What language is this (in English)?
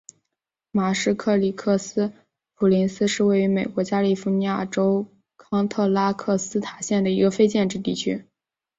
Chinese